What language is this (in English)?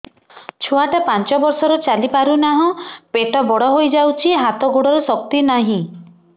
Odia